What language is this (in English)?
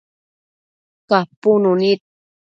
Matsés